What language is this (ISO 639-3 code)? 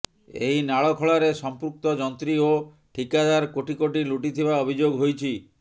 ori